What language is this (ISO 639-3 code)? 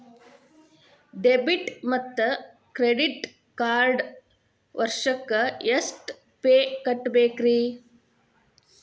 kan